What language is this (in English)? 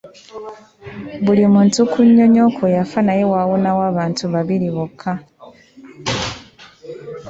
Ganda